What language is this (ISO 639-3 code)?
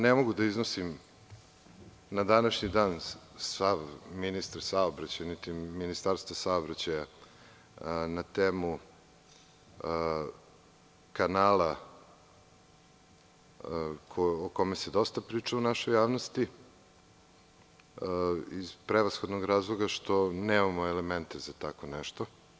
srp